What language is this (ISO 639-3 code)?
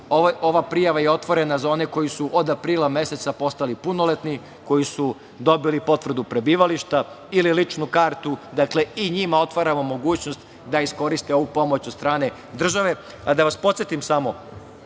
srp